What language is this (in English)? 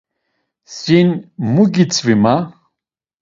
Laz